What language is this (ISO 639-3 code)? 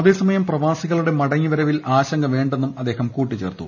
mal